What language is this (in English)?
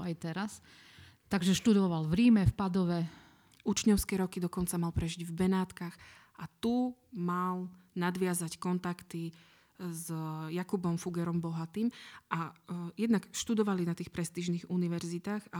Slovak